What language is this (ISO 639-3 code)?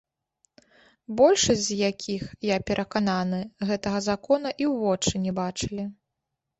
bel